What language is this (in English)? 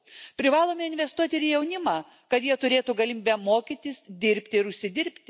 Lithuanian